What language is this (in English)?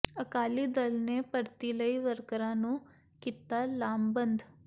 Punjabi